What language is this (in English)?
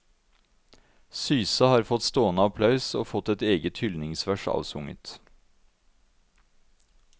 Norwegian